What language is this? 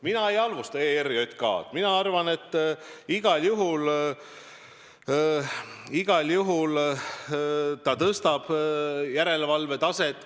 Estonian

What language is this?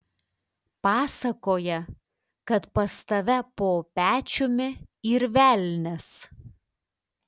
Lithuanian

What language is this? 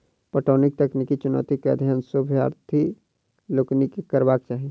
Maithili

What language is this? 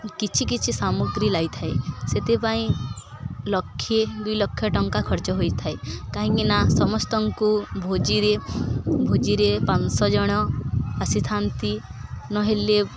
Odia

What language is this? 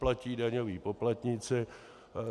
Czech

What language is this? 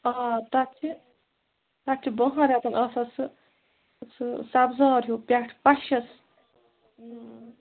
Kashmiri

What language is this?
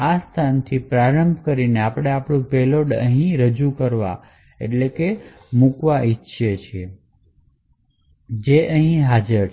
Gujarati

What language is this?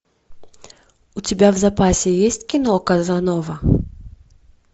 Russian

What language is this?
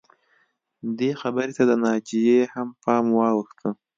Pashto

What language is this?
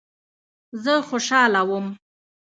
Pashto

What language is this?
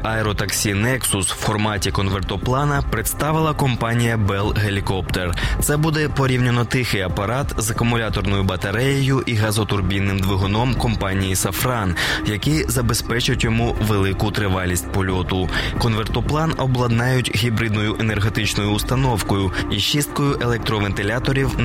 Ukrainian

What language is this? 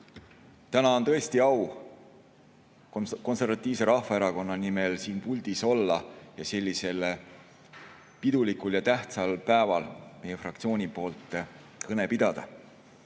Estonian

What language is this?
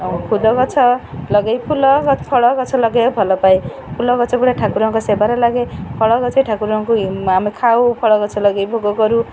Odia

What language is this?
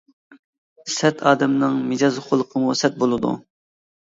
Uyghur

